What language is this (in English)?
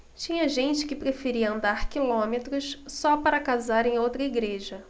Portuguese